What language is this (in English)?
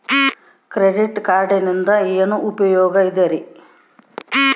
Kannada